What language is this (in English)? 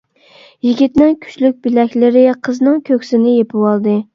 Uyghur